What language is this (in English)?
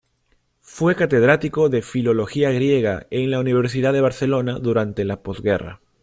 Spanish